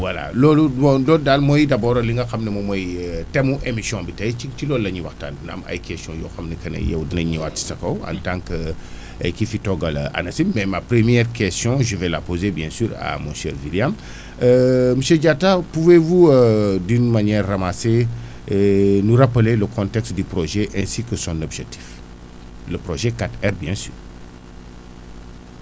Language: Wolof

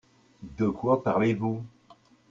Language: French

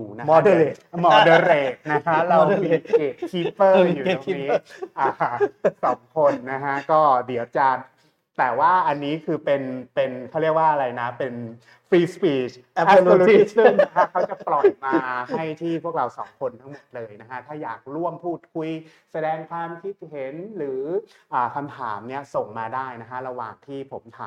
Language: Thai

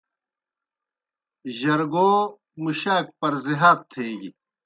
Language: Kohistani Shina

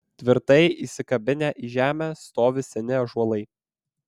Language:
Lithuanian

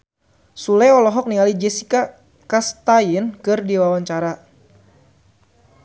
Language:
Sundanese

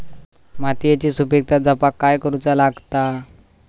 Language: Marathi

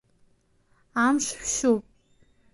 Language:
Abkhazian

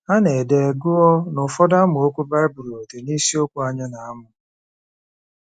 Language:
Igbo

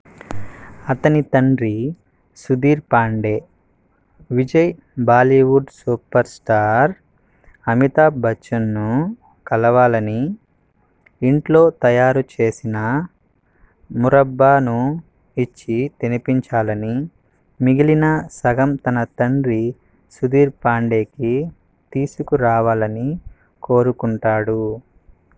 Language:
Telugu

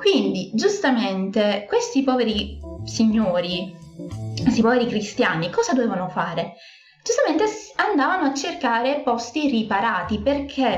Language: Italian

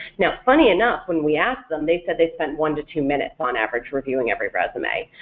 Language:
English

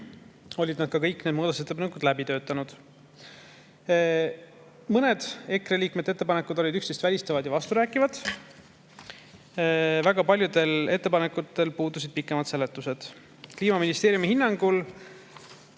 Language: Estonian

